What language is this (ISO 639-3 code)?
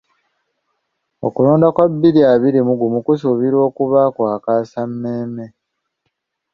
lug